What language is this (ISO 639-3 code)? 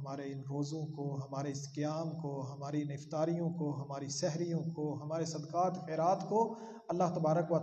ara